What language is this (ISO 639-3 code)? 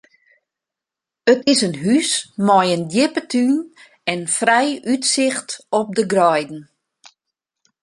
fry